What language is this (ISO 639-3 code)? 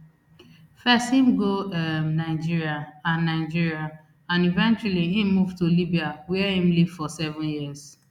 pcm